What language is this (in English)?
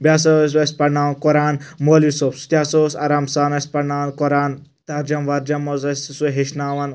Kashmiri